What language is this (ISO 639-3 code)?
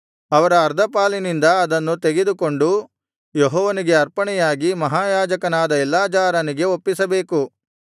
kan